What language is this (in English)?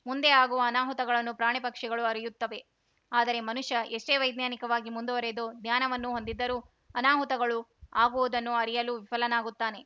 Kannada